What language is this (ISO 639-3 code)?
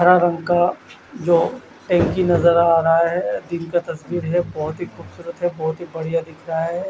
hin